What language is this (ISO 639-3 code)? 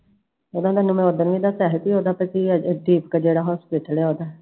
pan